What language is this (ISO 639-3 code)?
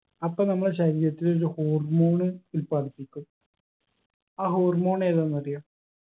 mal